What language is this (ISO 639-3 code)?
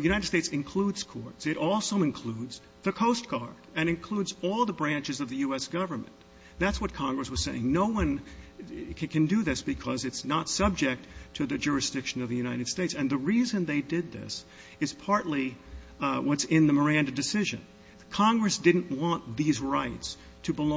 eng